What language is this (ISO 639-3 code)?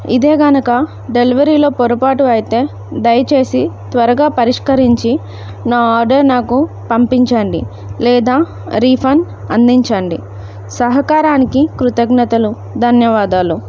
tel